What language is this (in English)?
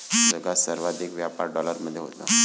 Marathi